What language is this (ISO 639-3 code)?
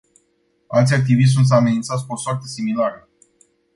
ron